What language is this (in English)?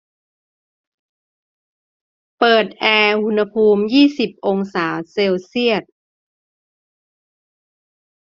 Thai